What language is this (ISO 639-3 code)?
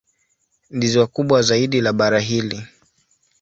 swa